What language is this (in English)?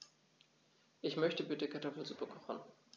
German